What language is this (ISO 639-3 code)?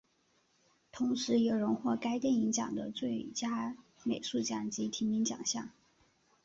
zho